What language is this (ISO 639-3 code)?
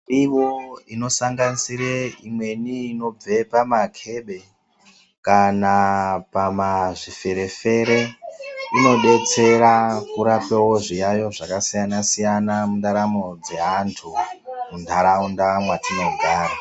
ndc